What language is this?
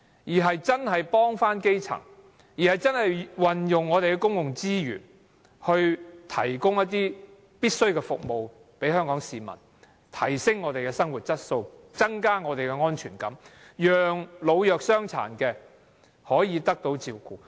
Cantonese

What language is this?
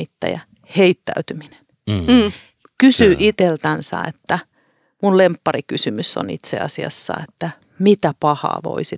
Finnish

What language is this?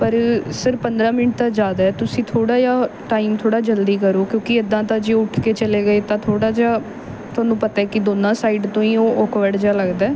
Punjabi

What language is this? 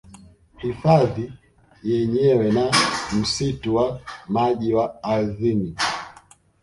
Swahili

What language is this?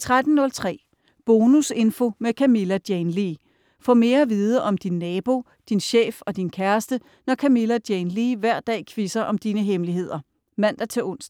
Danish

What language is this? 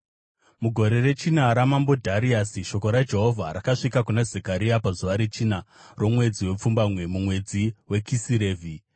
Shona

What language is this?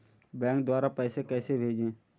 Hindi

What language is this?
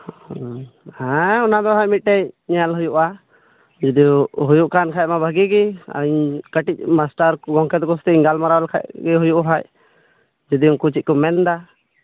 Santali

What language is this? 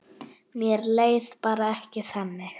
Icelandic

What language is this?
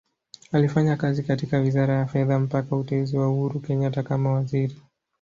Swahili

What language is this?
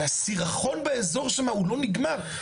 Hebrew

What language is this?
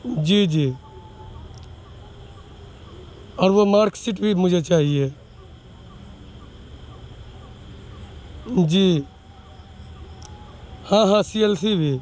Urdu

